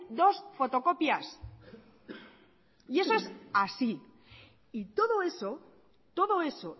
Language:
Spanish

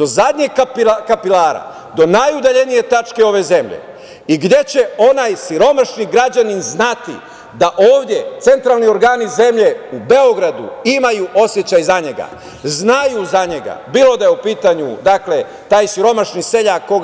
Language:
Serbian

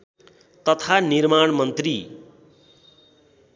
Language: Nepali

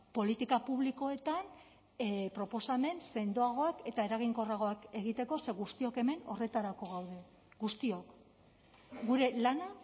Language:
Basque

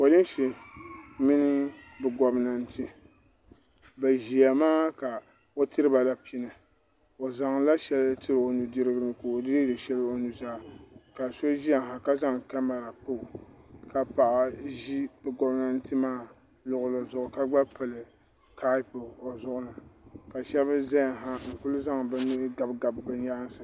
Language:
Dagbani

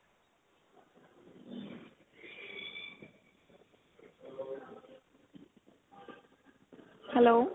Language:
Punjabi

